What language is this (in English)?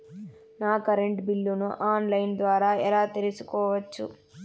Telugu